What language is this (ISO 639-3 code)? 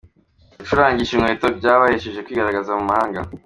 kin